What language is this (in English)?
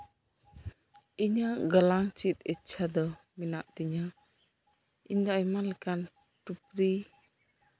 Santali